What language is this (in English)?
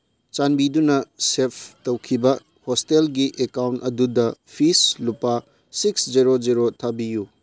Manipuri